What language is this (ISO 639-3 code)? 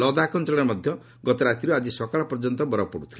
ori